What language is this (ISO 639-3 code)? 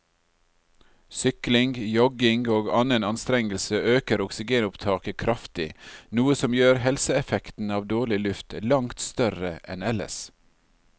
nor